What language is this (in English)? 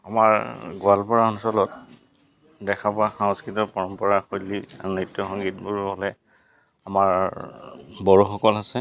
Assamese